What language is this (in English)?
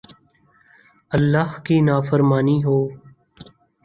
Urdu